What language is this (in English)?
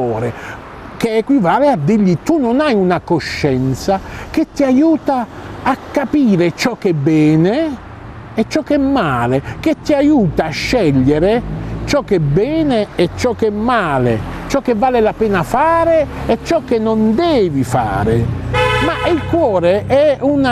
Italian